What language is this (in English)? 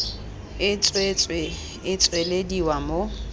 Tswana